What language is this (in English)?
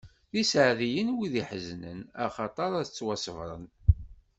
Kabyle